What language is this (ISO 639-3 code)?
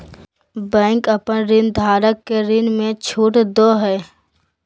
mag